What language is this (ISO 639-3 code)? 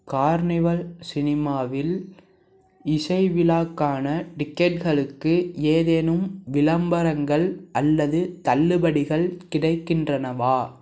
tam